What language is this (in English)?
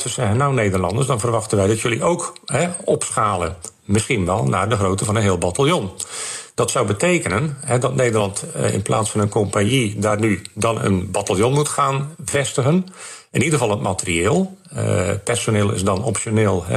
Dutch